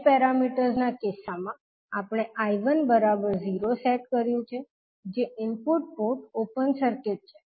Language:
Gujarati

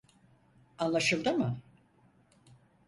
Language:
Turkish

